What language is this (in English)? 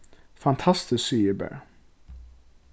Faroese